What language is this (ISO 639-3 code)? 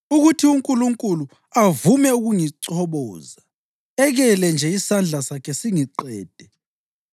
nde